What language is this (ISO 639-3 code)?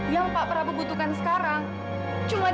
ind